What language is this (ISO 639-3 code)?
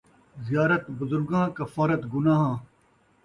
skr